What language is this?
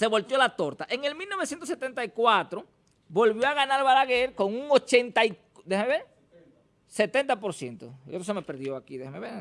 Spanish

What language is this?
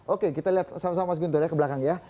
Indonesian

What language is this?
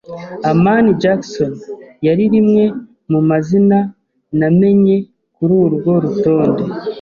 Kinyarwanda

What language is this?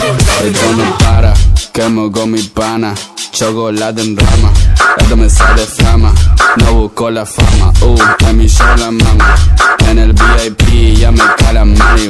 Romanian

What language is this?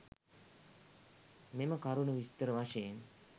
Sinhala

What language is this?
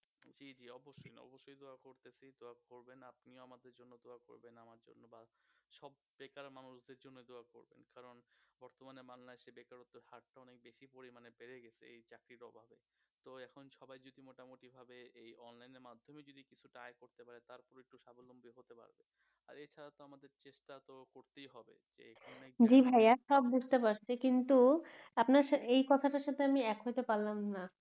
Bangla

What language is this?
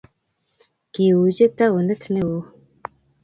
Kalenjin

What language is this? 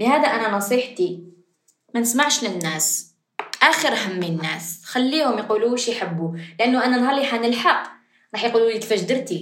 Arabic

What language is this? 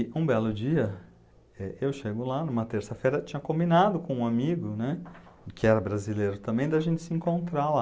Portuguese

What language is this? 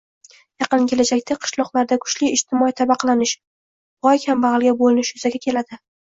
Uzbek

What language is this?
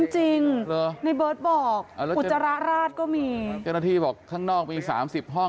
Thai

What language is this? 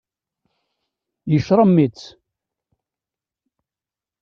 Kabyle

